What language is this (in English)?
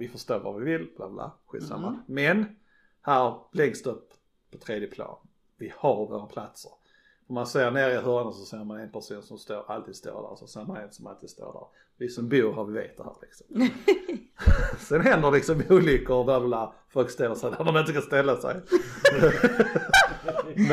Swedish